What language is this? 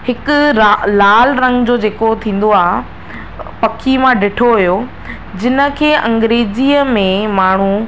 Sindhi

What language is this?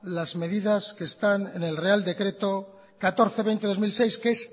Spanish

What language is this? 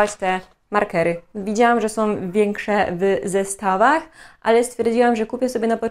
Polish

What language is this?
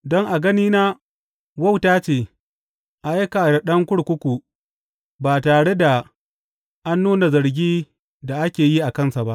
Hausa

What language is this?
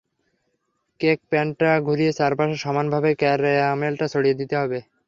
Bangla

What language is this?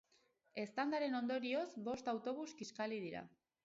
Basque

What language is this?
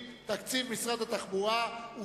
Hebrew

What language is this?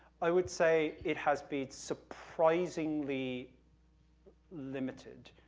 English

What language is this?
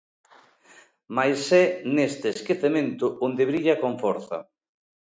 Galician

